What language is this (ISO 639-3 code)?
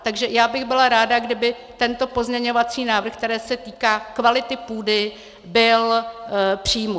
ces